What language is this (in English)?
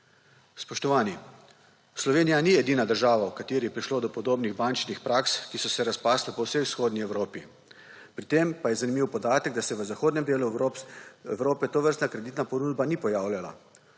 Slovenian